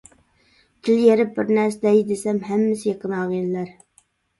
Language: Uyghur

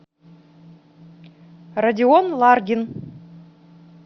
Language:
Russian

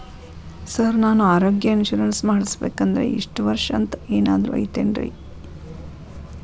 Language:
Kannada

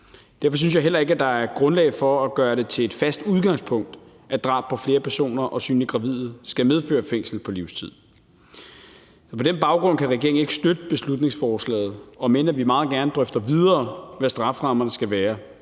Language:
Danish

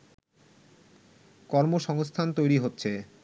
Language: Bangla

